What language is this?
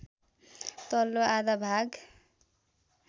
Nepali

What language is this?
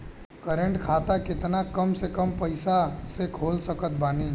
Bhojpuri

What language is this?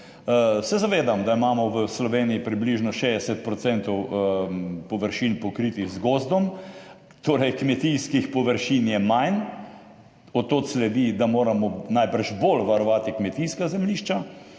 Slovenian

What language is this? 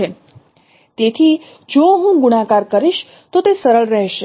Gujarati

